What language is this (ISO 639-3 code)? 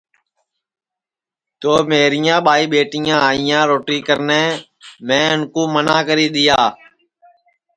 ssi